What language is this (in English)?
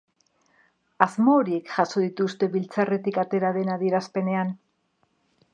Basque